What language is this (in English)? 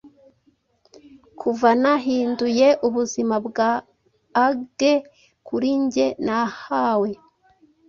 Kinyarwanda